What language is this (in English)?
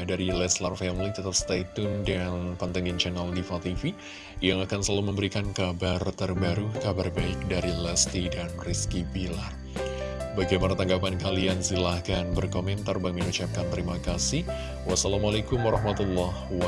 Indonesian